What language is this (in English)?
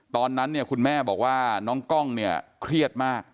Thai